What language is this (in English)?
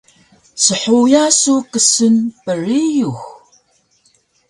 Taroko